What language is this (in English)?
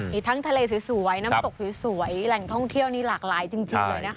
Thai